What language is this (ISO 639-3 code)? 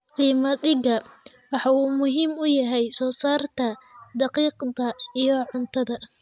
som